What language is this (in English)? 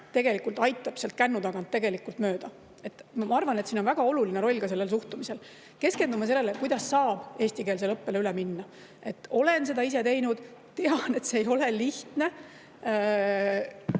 Estonian